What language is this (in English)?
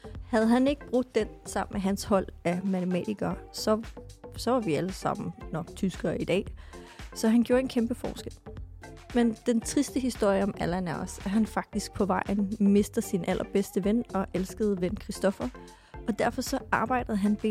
Danish